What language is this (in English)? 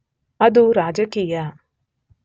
Kannada